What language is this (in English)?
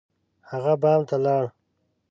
Pashto